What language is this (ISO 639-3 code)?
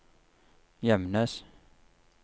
nor